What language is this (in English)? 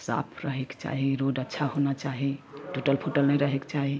Maithili